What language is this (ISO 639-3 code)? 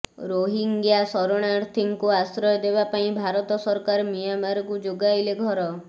ori